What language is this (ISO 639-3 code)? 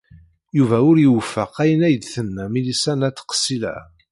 kab